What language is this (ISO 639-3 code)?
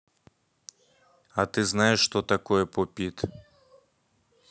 rus